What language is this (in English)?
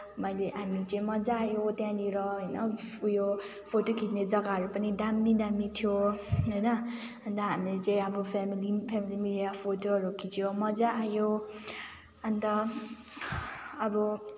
Nepali